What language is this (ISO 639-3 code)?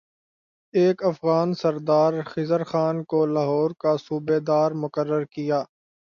urd